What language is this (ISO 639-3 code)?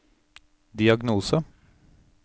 nor